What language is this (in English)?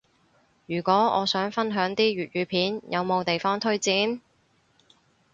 Cantonese